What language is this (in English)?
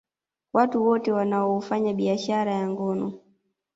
Swahili